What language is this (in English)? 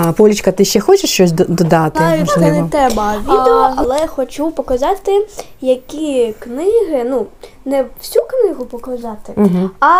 Ukrainian